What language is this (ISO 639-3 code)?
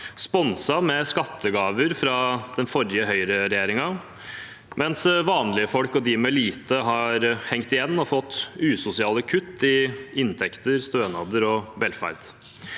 nor